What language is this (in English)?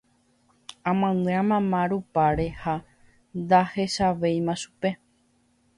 Guarani